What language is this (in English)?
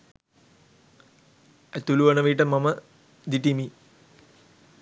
Sinhala